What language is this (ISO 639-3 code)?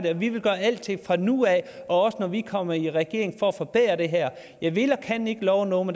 dan